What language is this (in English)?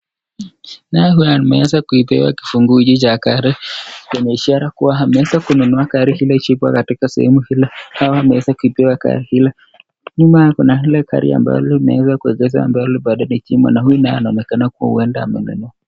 Swahili